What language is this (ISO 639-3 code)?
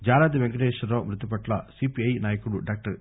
tel